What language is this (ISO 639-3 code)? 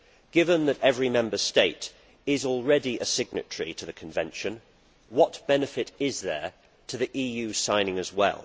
eng